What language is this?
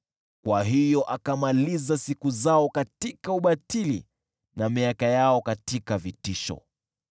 Swahili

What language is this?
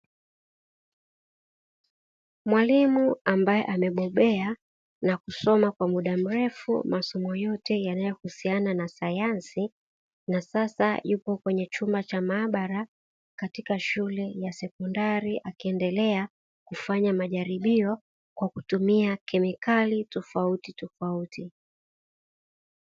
Swahili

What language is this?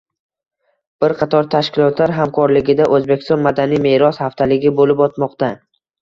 Uzbek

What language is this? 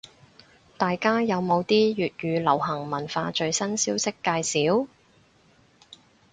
Cantonese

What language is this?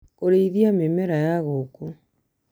Kikuyu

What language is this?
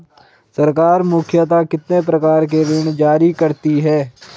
Hindi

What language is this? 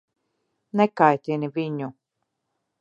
Latvian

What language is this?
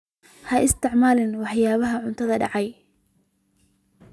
Somali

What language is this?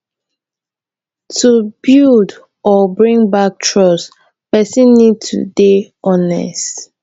Nigerian Pidgin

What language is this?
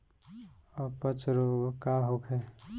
Bhojpuri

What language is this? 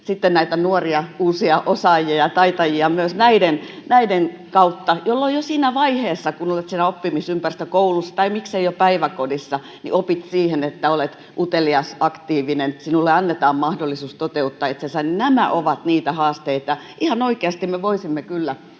Finnish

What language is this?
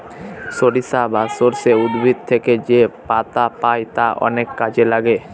Bangla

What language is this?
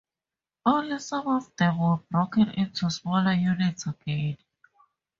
English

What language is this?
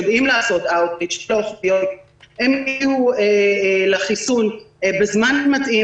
Hebrew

